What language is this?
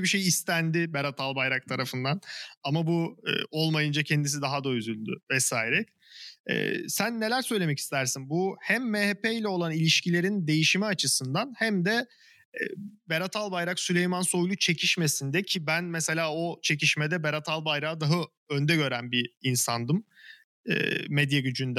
Turkish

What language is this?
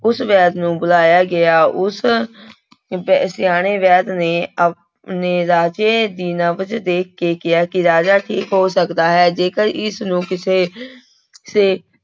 Punjabi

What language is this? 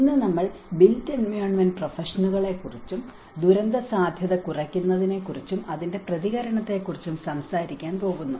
Malayalam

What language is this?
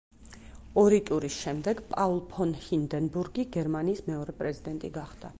Georgian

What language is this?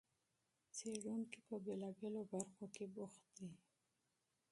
Pashto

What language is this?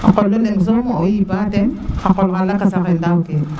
Serer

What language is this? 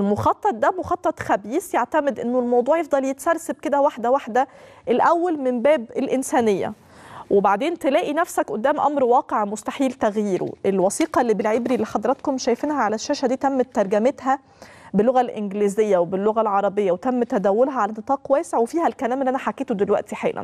Arabic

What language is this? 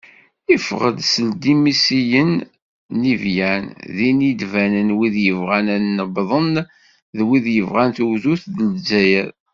Kabyle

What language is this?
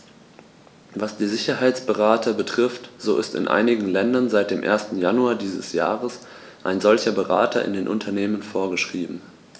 German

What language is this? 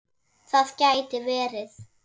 Icelandic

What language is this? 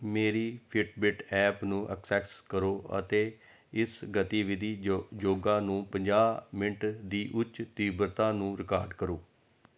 Punjabi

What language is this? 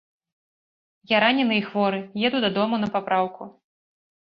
Belarusian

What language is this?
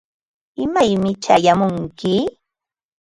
Ambo-Pasco Quechua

